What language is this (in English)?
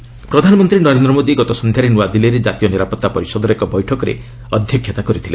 Odia